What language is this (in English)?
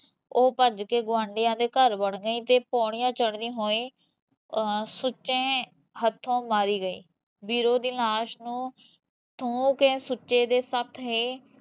Punjabi